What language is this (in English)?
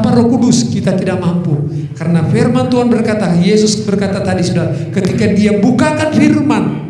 Indonesian